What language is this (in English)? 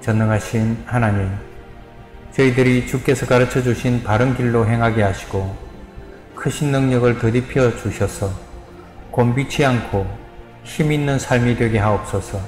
Korean